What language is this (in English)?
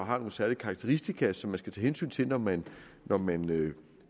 Danish